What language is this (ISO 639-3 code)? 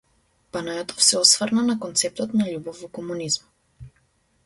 mkd